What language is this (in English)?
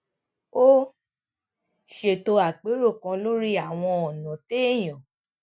Yoruba